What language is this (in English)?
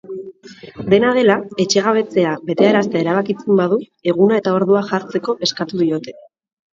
Basque